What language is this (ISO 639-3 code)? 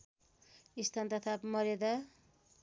nep